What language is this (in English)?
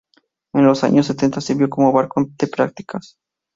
Spanish